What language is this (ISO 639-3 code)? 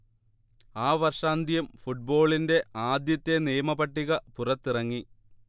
mal